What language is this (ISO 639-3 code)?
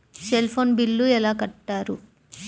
tel